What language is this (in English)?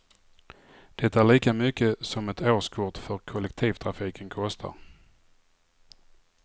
Swedish